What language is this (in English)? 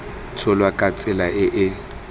Tswana